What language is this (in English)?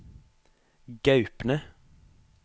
Norwegian